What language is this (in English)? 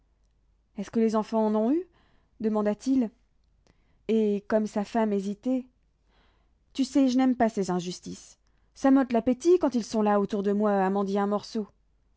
French